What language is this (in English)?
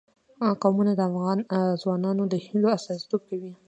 Pashto